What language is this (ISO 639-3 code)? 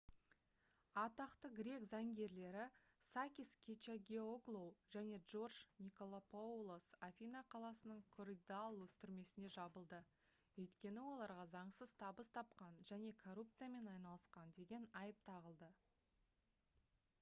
kaz